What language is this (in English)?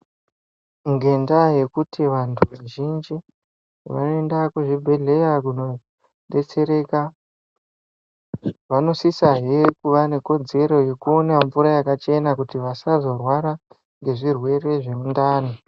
Ndau